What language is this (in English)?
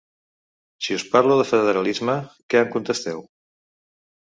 Catalan